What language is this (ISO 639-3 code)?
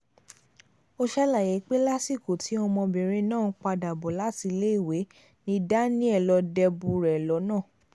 yor